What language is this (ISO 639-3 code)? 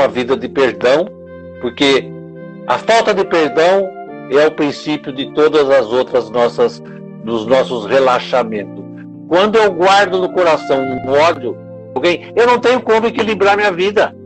por